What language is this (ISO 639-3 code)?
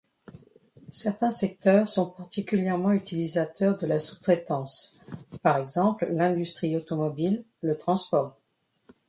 fra